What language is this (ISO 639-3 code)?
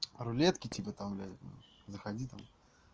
rus